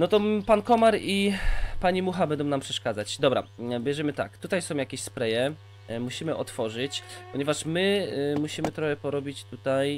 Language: Polish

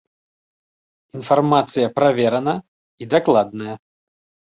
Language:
Belarusian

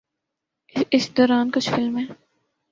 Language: Urdu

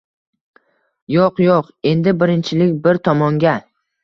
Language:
Uzbek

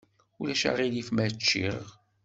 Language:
Kabyle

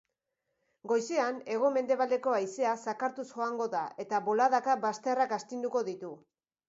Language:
Basque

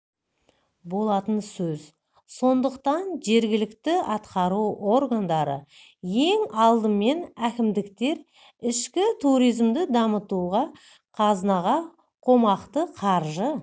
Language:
Kazakh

